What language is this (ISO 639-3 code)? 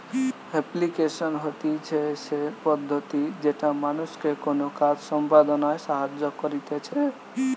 ben